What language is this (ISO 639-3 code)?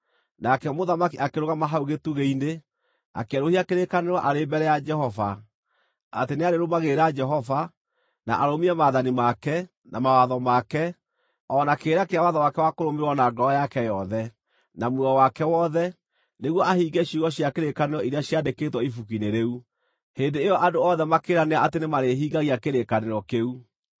kik